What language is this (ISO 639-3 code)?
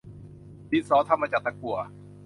tha